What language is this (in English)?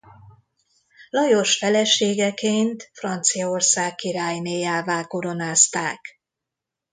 Hungarian